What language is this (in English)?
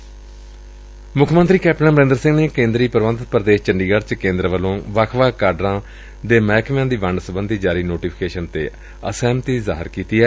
Punjabi